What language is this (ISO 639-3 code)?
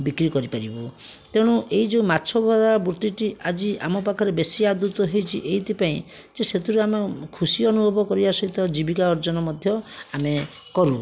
ori